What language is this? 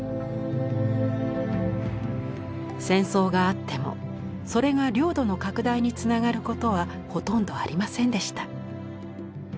Japanese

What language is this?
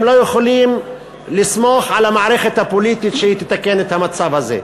Hebrew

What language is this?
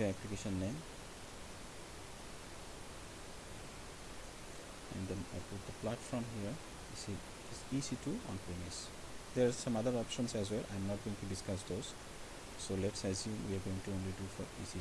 English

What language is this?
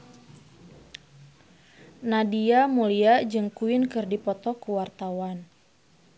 Sundanese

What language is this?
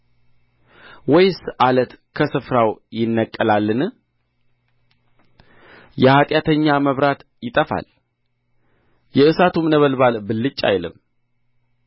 Amharic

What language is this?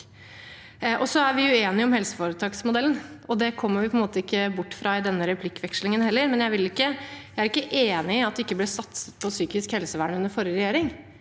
Norwegian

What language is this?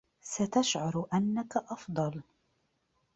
Arabic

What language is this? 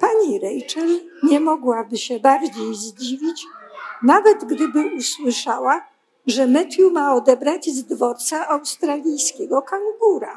Polish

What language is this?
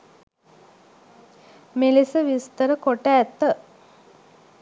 Sinhala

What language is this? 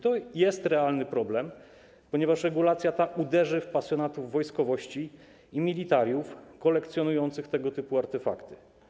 Polish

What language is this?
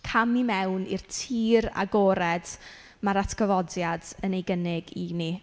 Welsh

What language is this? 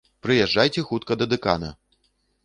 Belarusian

